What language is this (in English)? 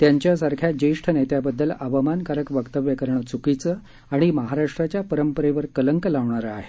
Marathi